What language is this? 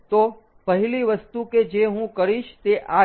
Gujarati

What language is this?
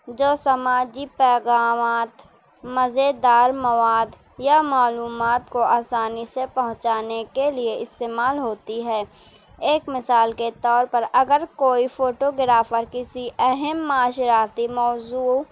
Urdu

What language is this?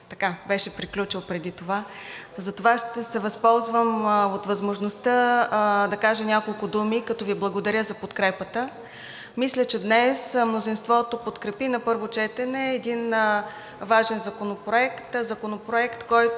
Bulgarian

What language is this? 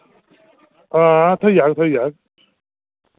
Dogri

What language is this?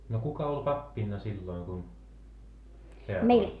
Finnish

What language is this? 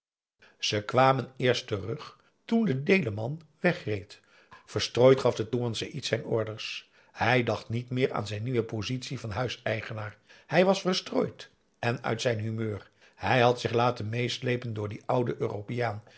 Dutch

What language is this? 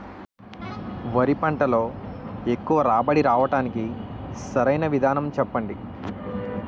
Telugu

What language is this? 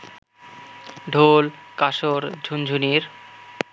Bangla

